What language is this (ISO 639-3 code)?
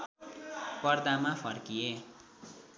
nep